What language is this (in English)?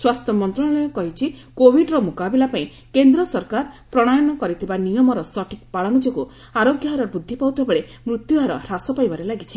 Odia